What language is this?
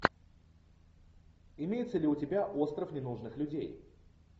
Russian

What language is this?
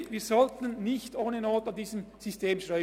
Swiss German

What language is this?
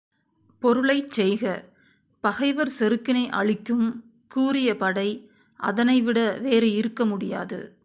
Tamil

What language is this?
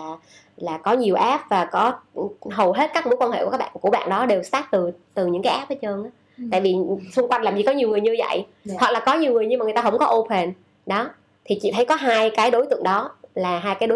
Vietnamese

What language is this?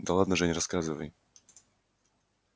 Russian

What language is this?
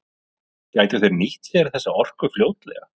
Icelandic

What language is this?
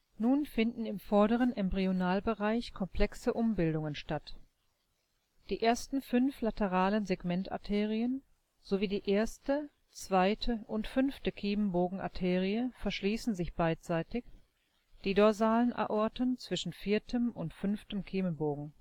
German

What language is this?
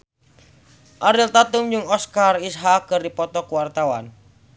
Sundanese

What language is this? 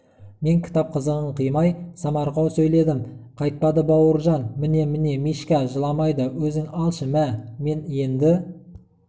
Kazakh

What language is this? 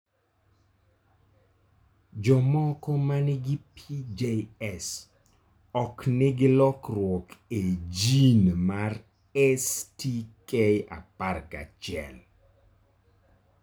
Luo (Kenya and Tanzania)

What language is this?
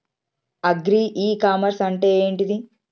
Telugu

